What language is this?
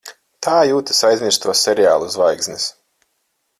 Latvian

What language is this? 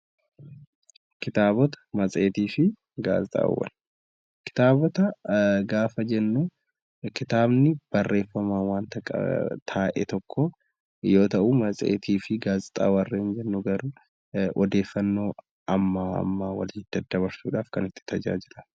Oromo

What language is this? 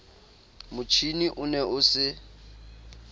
Southern Sotho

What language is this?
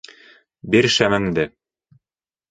Bashkir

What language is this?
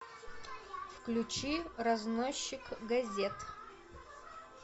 Russian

